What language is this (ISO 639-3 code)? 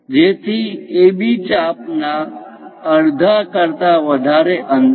guj